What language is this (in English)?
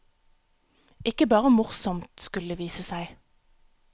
Norwegian